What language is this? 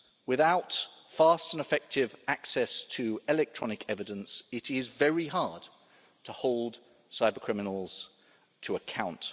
English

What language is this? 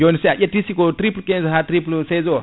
Fula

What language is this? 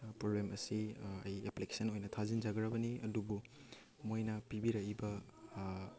Manipuri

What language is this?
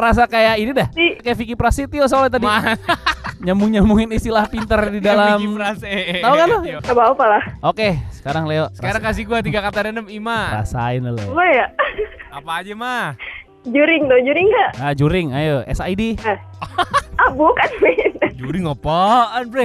Indonesian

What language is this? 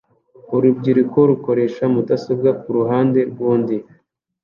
Kinyarwanda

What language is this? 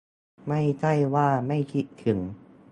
Thai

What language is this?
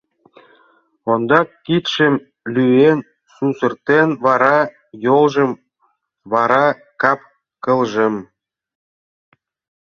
Mari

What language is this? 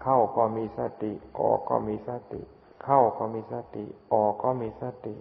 Thai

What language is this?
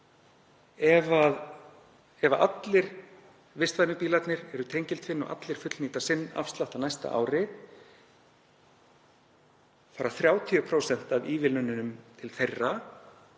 Icelandic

